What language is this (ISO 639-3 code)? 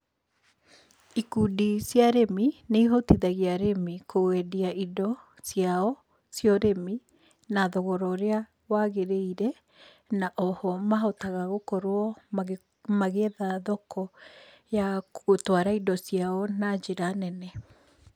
kik